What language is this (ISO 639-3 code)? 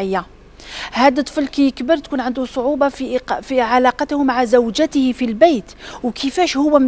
ara